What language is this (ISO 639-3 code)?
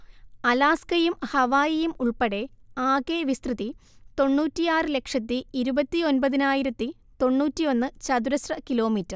mal